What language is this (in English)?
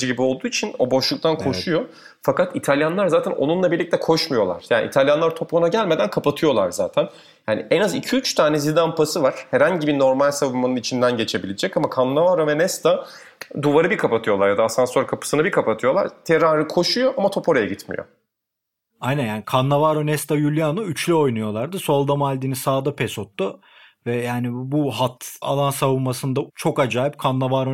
Turkish